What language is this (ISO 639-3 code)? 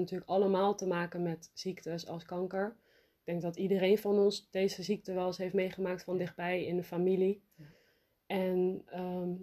nld